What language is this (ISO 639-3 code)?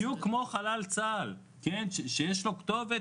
heb